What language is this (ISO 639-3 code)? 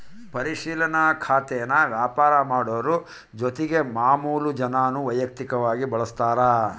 kan